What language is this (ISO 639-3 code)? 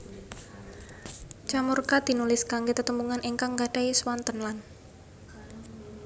jav